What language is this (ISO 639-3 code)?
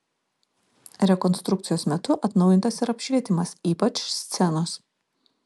lit